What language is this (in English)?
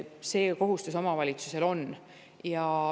Estonian